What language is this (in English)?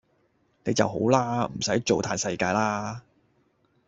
Cantonese